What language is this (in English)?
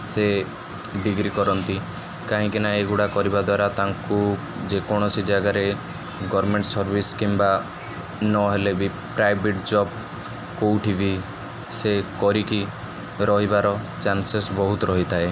Odia